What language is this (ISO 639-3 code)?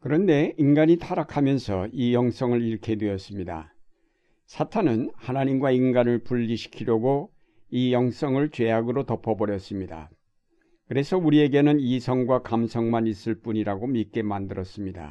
kor